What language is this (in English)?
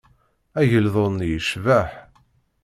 Kabyle